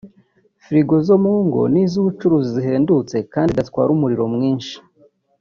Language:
Kinyarwanda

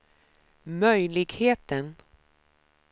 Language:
Swedish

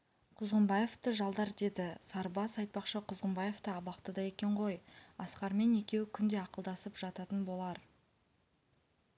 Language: Kazakh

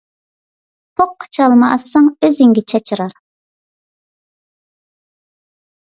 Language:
Uyghur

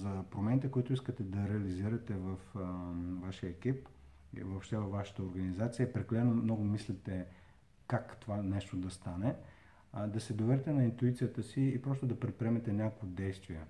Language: Bulgarian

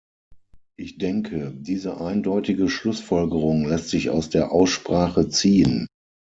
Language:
German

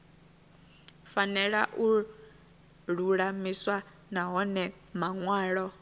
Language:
Venda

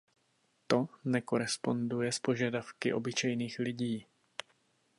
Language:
Czech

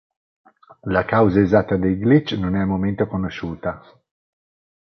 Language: Italian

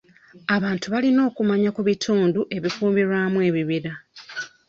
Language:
Ganda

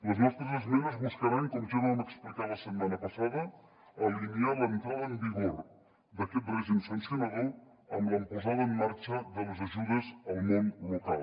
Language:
Catalan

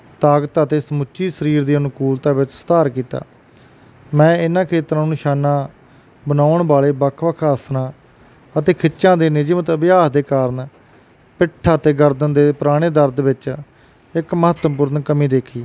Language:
Punjabi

